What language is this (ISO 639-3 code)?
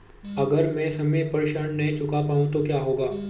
hin